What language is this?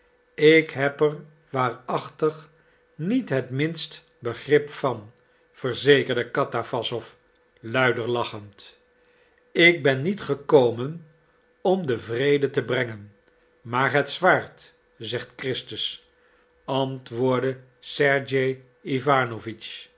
Dutch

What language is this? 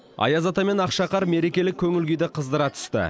Kazakh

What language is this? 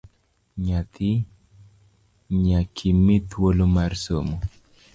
Luo (Kenya and Tanzania)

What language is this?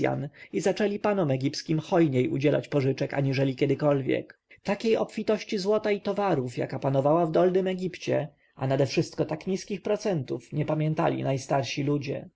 Polish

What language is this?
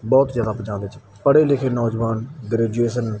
Punjabi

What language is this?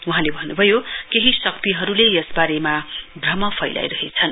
Nepali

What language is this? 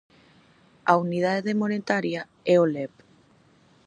Galician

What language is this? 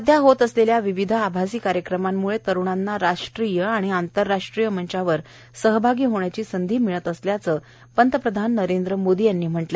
Marathi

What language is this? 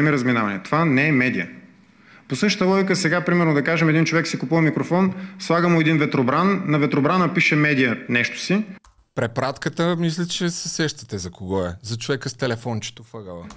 Bulgarian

